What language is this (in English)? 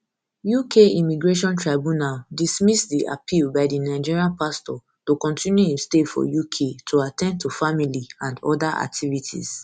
Nigerian Pidgin